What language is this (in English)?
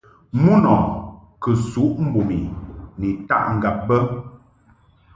Mungaka